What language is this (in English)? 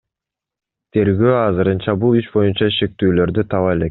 Kyrgyz